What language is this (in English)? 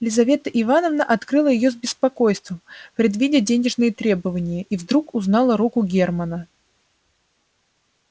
Russian